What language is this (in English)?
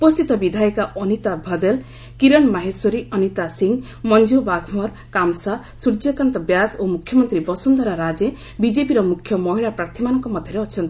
Odia